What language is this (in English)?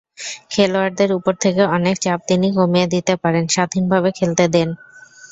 Bangla